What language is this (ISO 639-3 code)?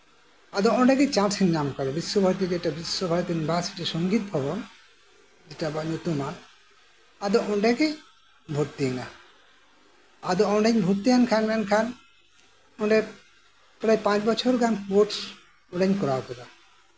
sat